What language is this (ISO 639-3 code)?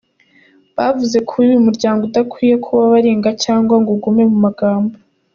kin